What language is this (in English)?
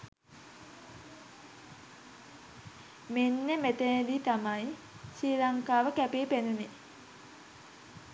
Sinhala